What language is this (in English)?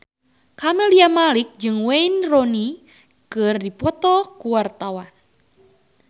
Sundanese